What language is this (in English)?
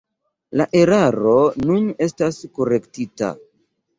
Esperanto